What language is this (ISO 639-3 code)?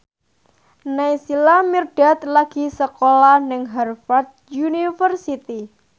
jav